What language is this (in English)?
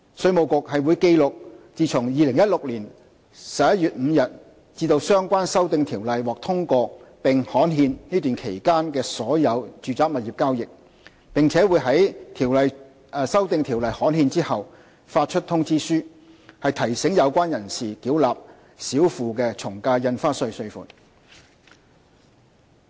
Cantonese